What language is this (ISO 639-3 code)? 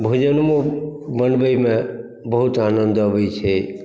mai